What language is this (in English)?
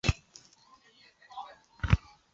Chinese